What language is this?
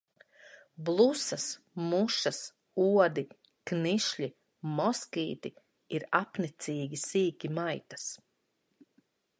Latvian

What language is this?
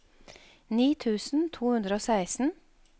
Norwegian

